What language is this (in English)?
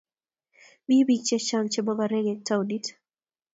Kalenjin